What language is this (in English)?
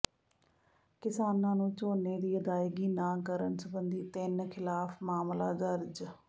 Punjabi